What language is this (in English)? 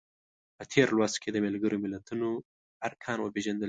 Pashto